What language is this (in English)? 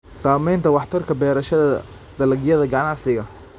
Somali